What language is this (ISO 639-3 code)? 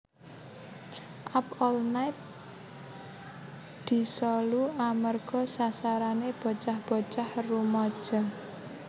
jav